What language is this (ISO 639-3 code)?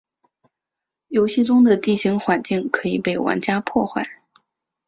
zho